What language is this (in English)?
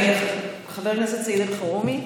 Hebrew